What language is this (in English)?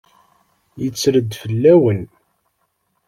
Kabyle